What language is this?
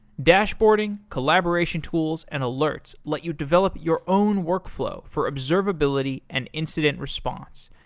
English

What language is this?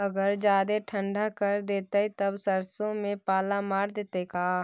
Magahi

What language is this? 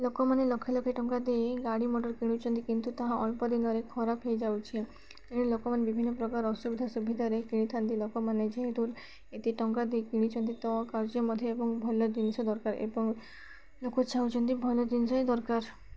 Odia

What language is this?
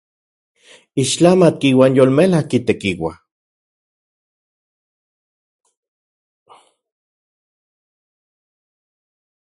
Central Puebla Nahuatl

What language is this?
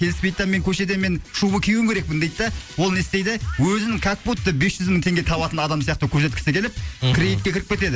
Kazakh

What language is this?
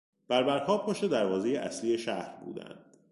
Persian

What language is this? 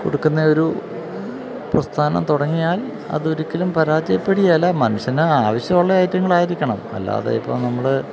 Malayalam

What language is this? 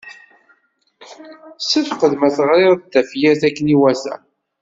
Kabyle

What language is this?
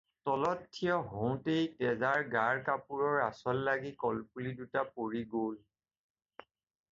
Assamese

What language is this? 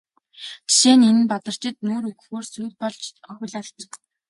Mongolian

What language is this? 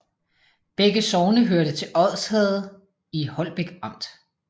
Danish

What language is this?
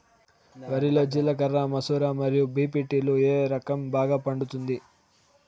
Telugu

